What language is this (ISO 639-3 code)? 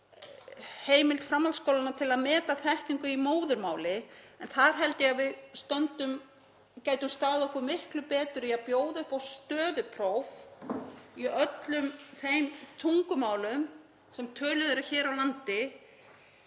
isl